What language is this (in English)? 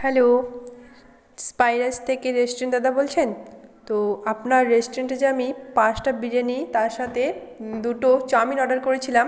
Bangla